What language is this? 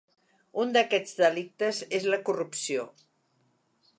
Catalan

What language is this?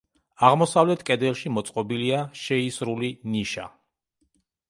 Georgian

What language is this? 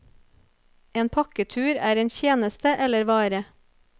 Norwegian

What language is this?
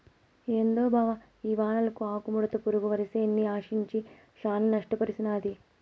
Telugu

